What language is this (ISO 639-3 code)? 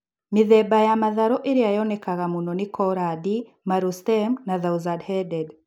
kik